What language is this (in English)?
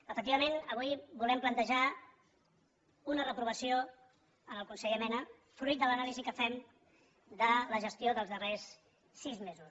Catalan